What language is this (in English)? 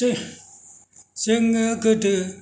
Bodo